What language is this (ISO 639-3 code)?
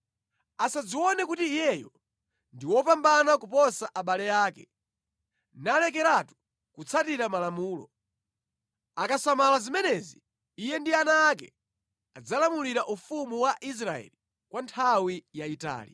nya